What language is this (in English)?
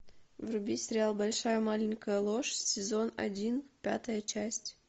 Russian